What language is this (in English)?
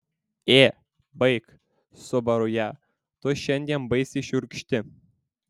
Lithuanian